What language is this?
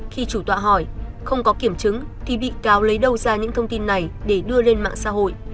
Vietnamese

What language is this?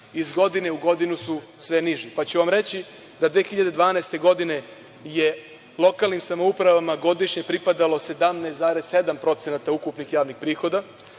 Serbian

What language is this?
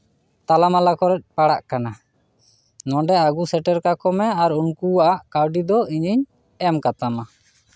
Santali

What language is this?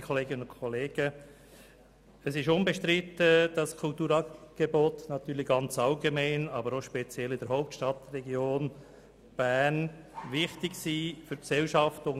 Swiss German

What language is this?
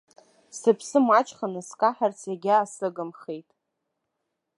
Abkhazian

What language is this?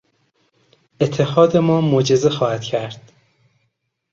Persian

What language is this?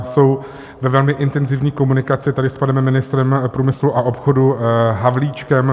Czech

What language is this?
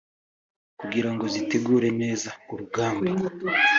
Kinyarwanda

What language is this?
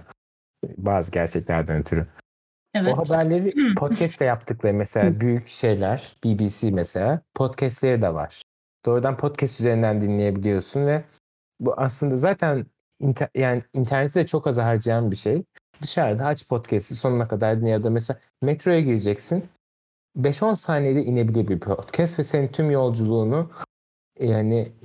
Turkish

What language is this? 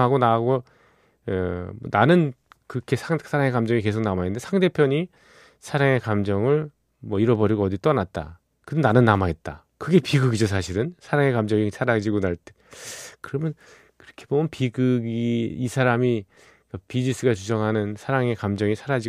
Korean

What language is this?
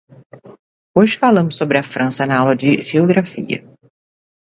Portuguese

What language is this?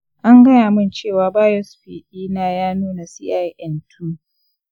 Hausa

